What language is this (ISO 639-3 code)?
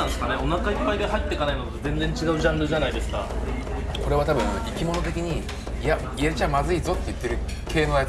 jpn